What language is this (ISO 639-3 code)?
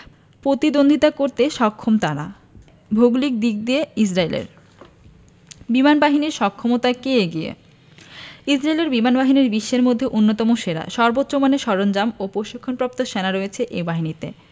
ben